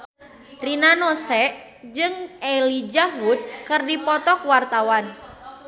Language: Sundanese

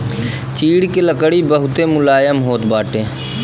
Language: Bhojpuri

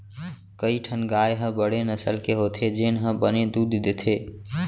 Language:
Chhattisgarhi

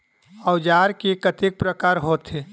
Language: Chhattisgarhi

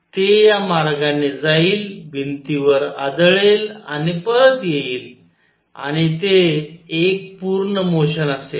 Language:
Marathi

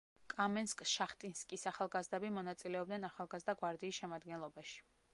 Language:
Georgian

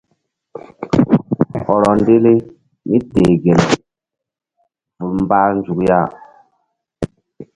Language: Mbum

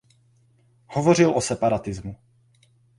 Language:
Czech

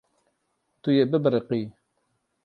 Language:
Kurdish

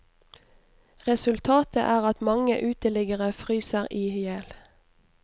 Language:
Norwegian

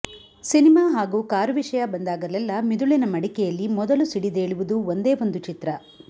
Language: Kannada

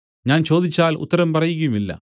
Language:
Malayalam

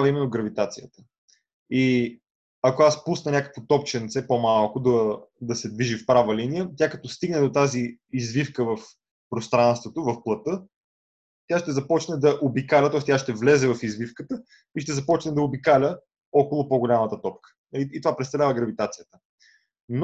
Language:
Bulgarian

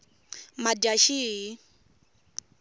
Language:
Tsonga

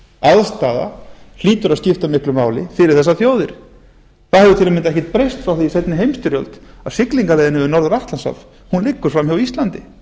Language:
Icelandic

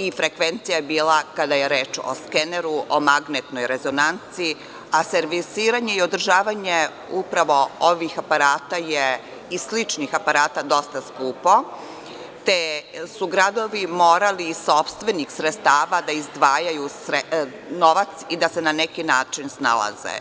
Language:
Serbian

